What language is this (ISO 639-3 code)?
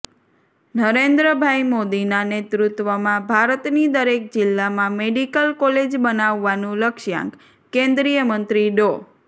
guj